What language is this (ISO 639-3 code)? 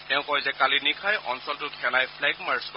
asm